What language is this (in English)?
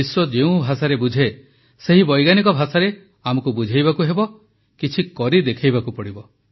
Odia